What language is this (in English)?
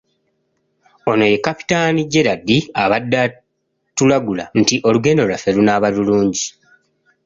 Ganda